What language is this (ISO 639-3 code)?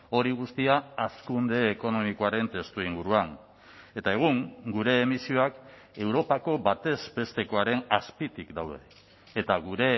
eus